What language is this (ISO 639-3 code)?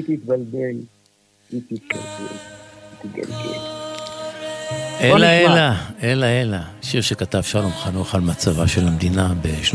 heb